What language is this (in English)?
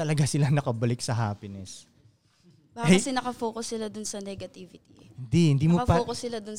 Filipino